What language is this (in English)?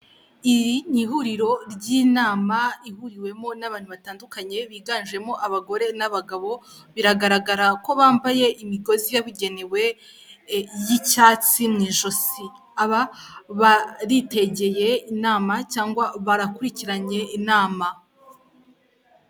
Kinyarwanda